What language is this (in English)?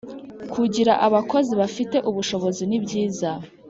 Kinyarwanda